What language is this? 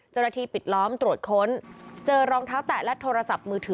Thai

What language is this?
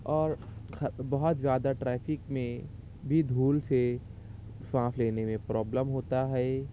Urdu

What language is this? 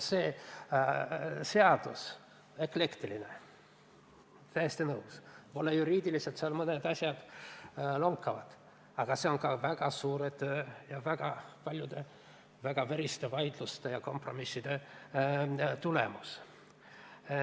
Estonian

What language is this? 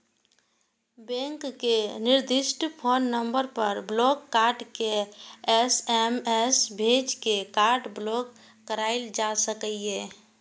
Maithili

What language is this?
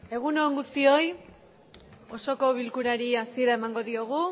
Basque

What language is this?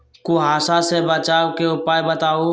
Magahi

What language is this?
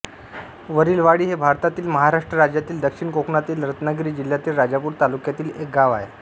Marathi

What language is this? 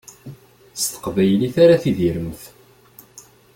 Kabyle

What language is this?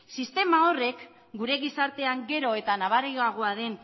Basque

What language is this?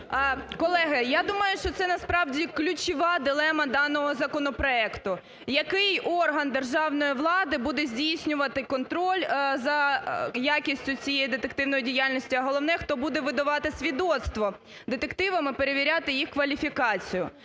Ukrainian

